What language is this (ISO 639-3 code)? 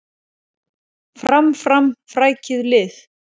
isl